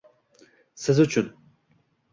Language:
Uzbek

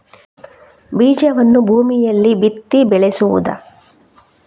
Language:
Kannada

